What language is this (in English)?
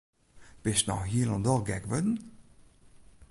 Western Frisian